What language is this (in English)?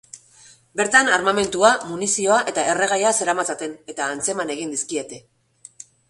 Basque